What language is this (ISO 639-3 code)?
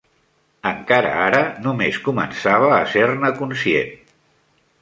cat